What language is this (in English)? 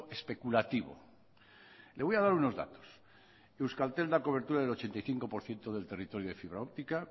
Spanish